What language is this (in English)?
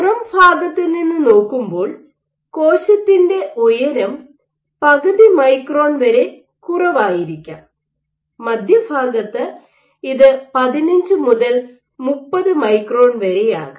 Malayalam